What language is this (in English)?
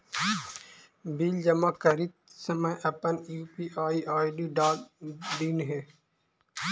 Magahi